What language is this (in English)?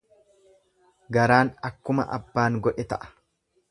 Oromo